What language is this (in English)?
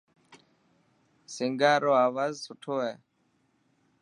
Dhatki